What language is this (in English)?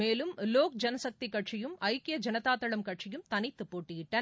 Tamil